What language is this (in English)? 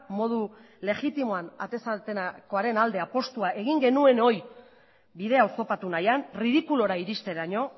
Basque